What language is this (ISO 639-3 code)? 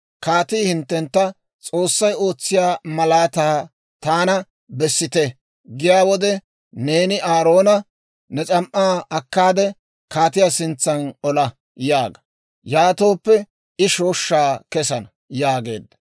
dwr